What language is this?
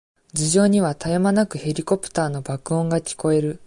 Japanese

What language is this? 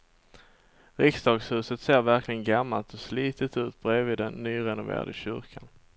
Swedish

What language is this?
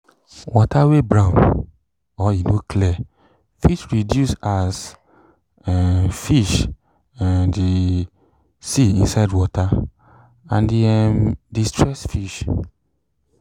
Nigerian Pidgin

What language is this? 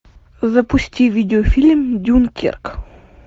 Russian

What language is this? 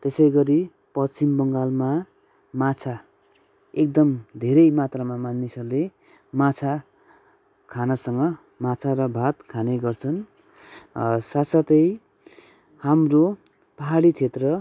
Nepali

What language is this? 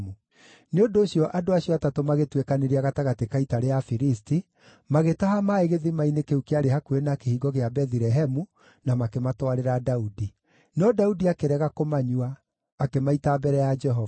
Kikuyu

